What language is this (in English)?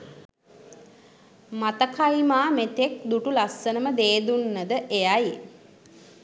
Sinhala